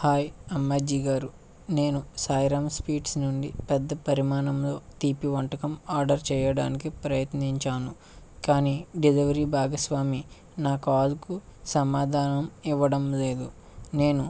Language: Telugu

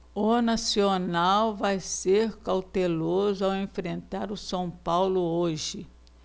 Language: Portuguese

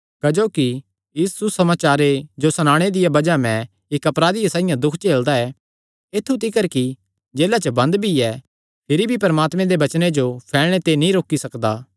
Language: Kangri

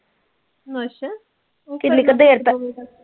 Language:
Punjabi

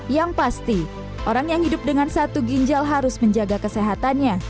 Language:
Indonesian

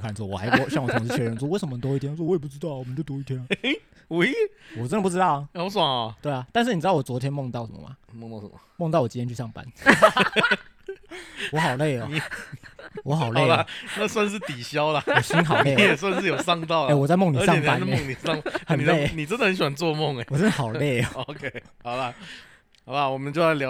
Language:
Chinese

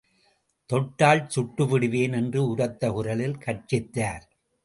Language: Tamil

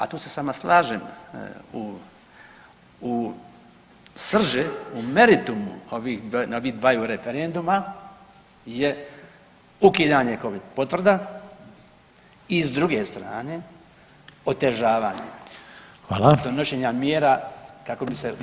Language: Croatian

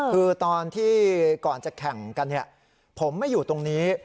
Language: Thai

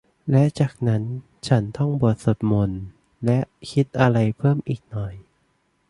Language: Thai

